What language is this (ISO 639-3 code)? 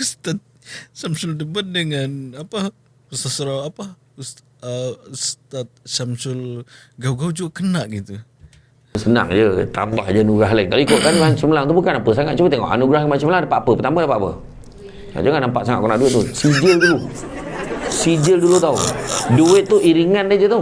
msa